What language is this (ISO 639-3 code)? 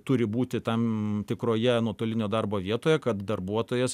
lit